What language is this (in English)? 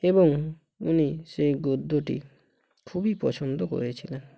Bangla